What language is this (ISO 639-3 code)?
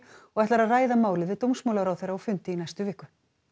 isl